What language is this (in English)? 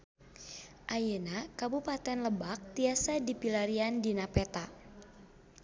Sundanese